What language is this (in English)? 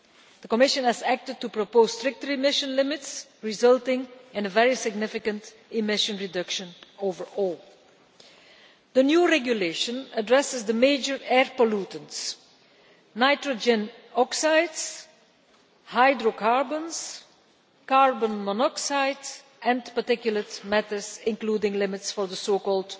English